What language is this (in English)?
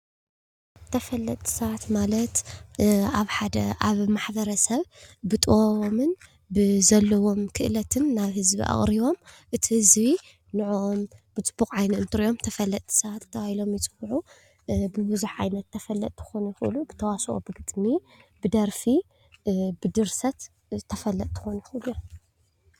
Tigrinya